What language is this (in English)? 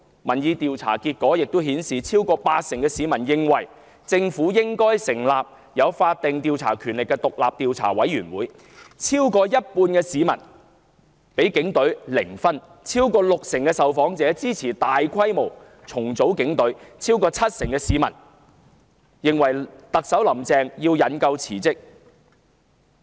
Cantonese